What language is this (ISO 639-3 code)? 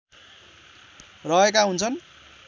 nep